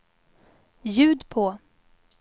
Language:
Swedish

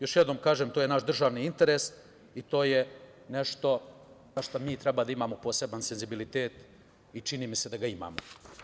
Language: Serbian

